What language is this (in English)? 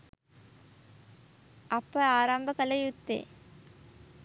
Sinhala